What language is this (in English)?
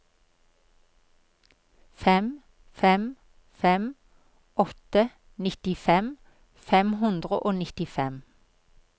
Norwegian